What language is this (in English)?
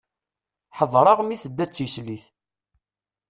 Kabyle